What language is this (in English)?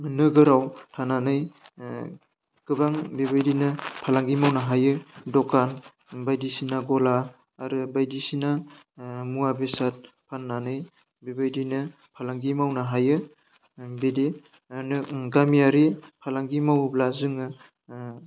Bodo